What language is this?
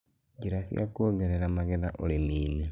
Kikuyu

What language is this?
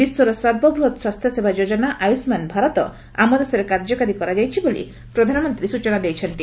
Odia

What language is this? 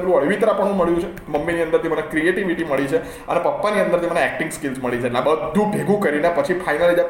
Gujarati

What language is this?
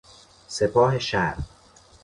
Persian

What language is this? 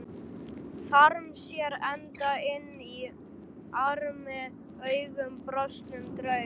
Icelandic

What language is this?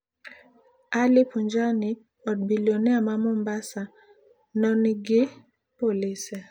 Luo (Kenya and Tanzania)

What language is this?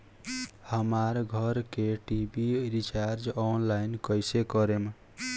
Bhojpuri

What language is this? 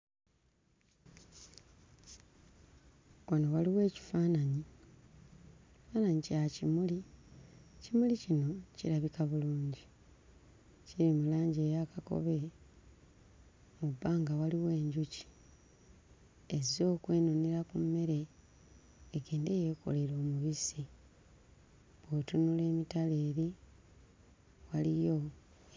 Ganda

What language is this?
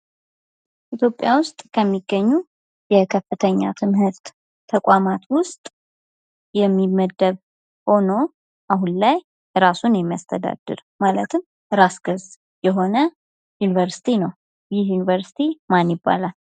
Amharic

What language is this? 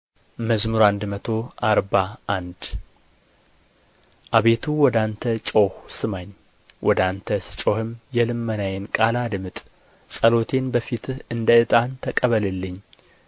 Amharic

